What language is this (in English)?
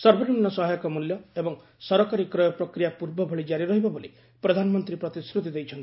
Odia